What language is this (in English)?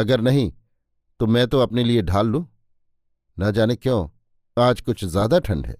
Hindi